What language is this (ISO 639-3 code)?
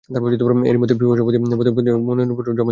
ben